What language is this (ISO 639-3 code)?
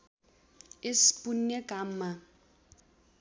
nep